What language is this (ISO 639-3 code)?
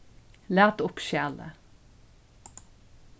fao